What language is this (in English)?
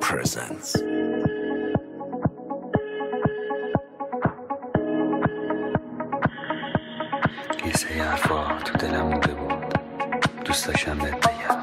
Persian